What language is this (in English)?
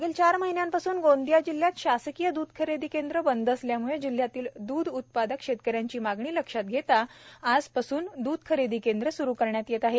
Marathi